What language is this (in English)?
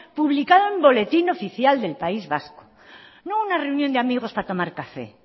Spanish